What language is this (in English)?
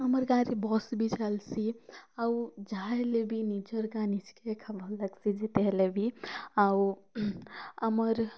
Odia